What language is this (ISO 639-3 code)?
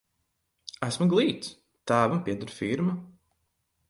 lav